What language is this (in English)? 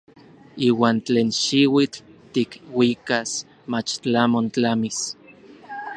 Orizaba Nahuatl